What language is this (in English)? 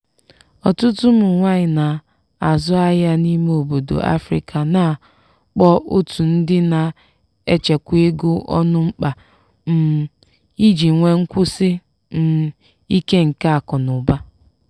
Igbo